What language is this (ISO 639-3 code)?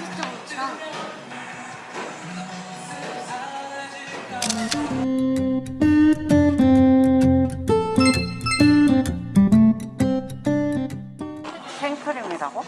kor